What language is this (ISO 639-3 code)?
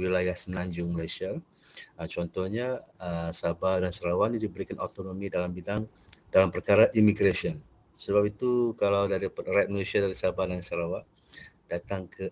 msa